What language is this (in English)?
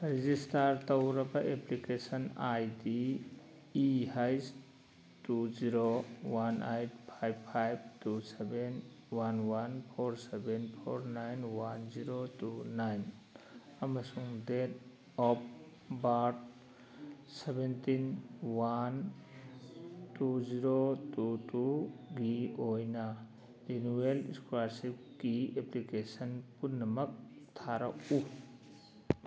Manipuri